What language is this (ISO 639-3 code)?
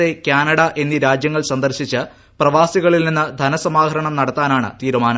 mal